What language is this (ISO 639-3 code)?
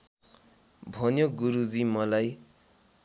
nep